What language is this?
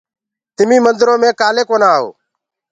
Gurgula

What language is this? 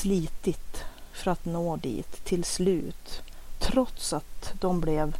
Swedish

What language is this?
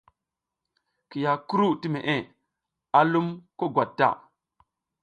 South Giziga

